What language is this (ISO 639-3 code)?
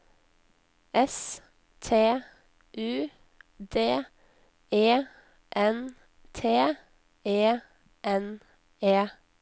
nor